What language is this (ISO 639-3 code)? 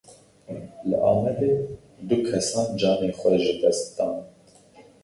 kur